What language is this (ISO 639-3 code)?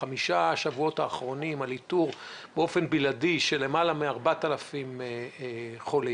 heb